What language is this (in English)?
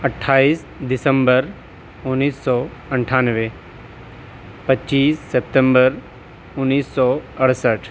Urdu